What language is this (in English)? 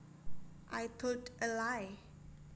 Javanese